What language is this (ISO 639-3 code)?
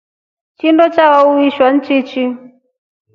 rof